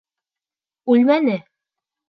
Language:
Bashkir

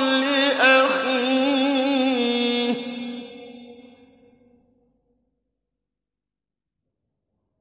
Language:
Arabic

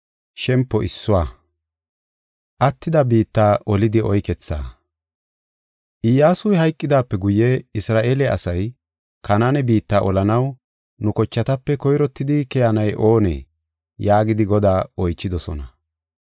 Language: Gofa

